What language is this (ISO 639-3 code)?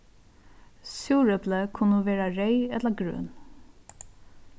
fao